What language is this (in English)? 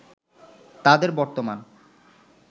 Bangla